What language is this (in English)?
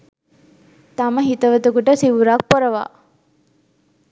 Sinhala